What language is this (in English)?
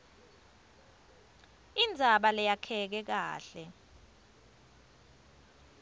Swati